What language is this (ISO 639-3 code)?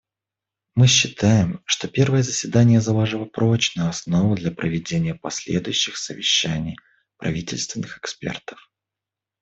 rus